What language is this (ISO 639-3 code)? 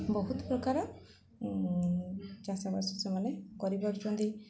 ori